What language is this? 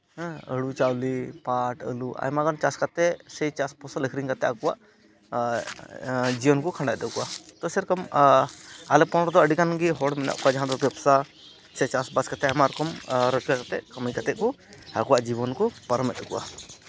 Santali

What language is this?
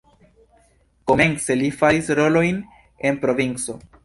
Esperanto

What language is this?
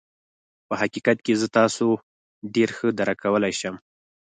Pashto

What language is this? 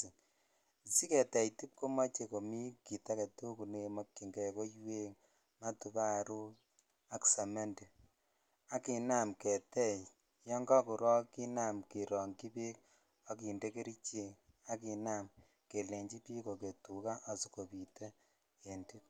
Kalenjin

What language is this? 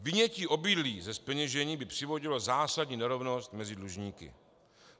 Czech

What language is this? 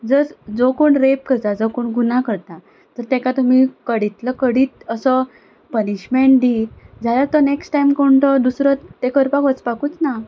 Konkani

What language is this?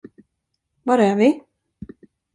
Swedish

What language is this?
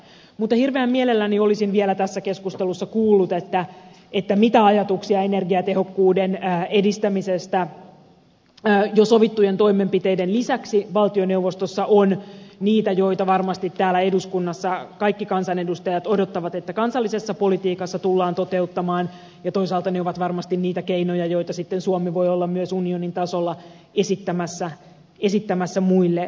Finnish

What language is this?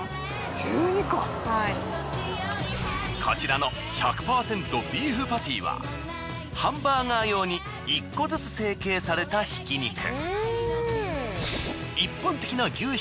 Japanese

